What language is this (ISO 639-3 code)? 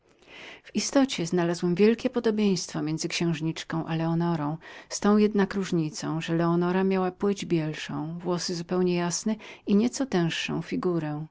pol